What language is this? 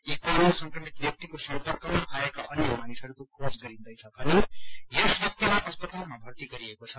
Nepali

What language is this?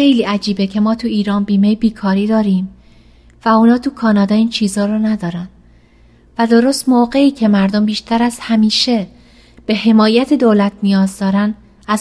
Persian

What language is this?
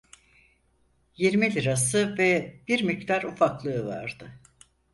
Turkish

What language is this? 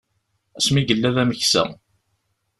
Kabyle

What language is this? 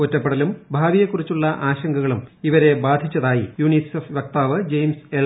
Malayalam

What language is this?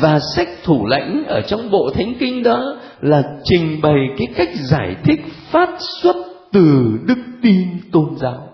Vietnamese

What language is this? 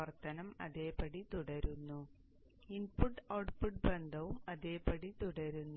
Malayalam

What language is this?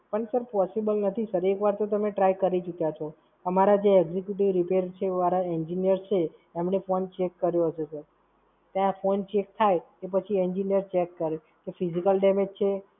Gujarati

